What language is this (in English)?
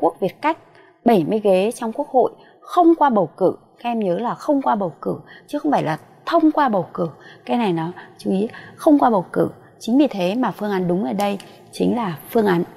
Vietnamese